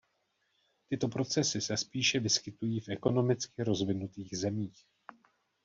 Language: Czech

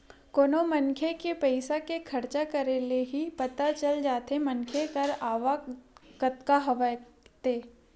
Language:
Chhattisgarhi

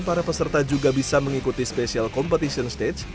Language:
Indonesian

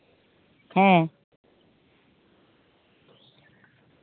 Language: Santali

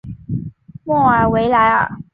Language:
Chinese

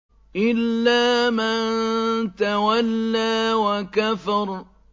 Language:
Arabic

